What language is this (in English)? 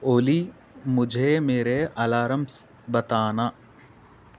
Urdu